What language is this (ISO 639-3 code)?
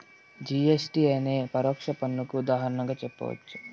tel